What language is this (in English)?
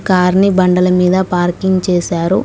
Telugu